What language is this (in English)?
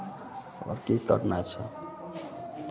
Maithili